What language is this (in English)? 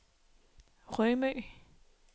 Danish